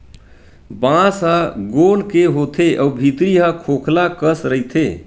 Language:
Chhattisgarhi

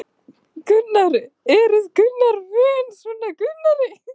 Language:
Icelandic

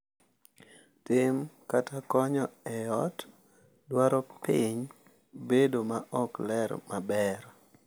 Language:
Luo (Kenya and Tanzania)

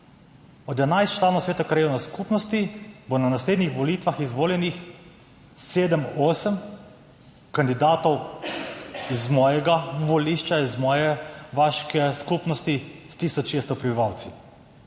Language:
Slovenian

